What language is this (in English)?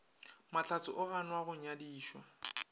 Northern Sotho